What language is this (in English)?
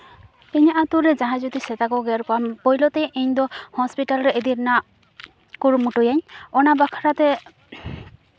Santali